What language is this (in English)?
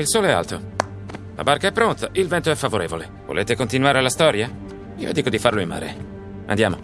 Italian